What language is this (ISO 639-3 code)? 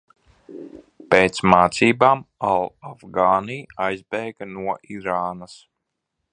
lav